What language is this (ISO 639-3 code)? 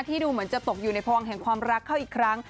tha